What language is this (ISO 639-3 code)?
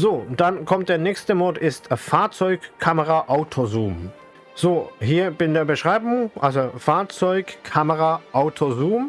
deu